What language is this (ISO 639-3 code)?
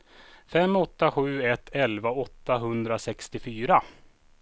swe